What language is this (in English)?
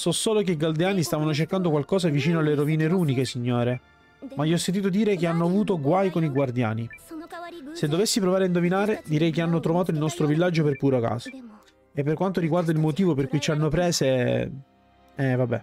Italian